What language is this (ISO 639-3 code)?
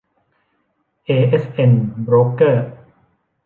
tha